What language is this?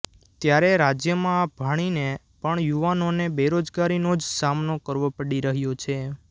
Gujarati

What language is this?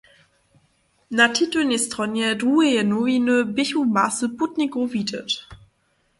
Upper Sorbian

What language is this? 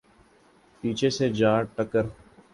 Urdu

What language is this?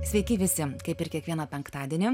Lithuanian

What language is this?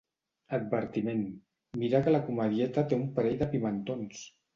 Catalan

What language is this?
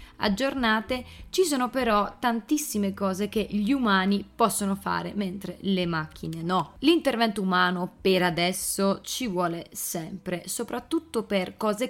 Italian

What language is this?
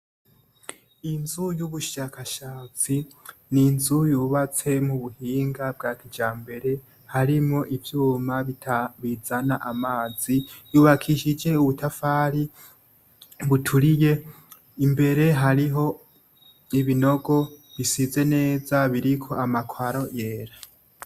Rundi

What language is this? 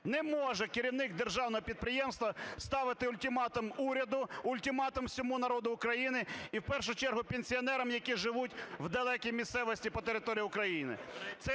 Ukrainian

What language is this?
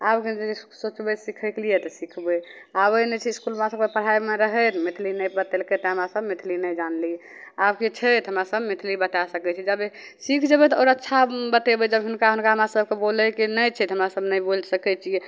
Maithili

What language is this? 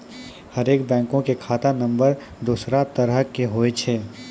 Maithili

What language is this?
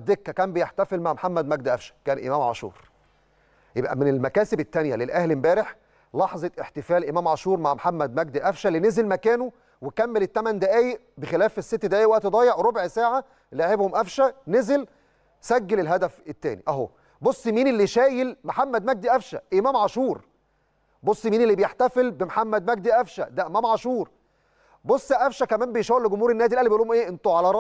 Arabic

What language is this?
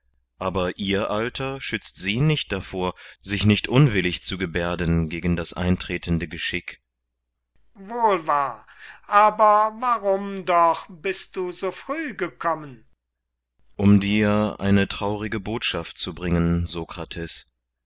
German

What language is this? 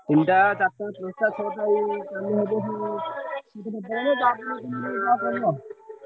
Odia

